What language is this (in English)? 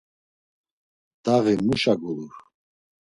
Laz